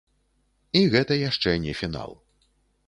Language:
Belarusian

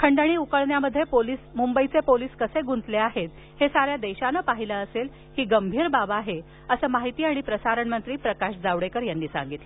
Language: Marathi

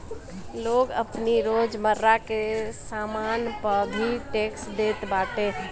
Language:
Bhojpuri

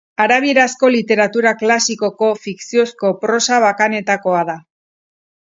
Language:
Basque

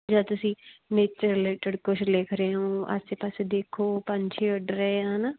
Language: Punjabi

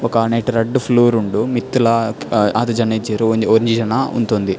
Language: Tulu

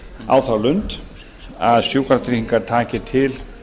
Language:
Icelandic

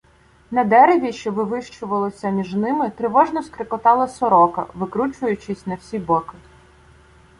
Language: Ukrainian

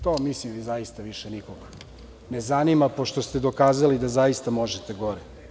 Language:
Serbian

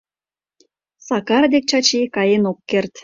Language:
Mari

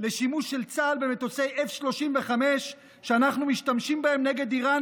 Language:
Hebrew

